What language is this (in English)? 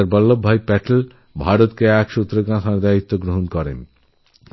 Bangla